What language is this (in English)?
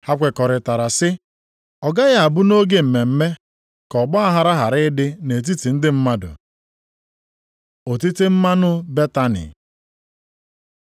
Igbo